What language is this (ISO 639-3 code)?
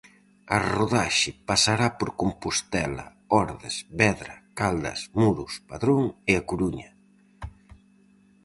glg